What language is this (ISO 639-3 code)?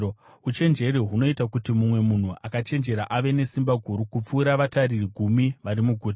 sna